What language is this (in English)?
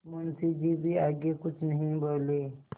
Hindi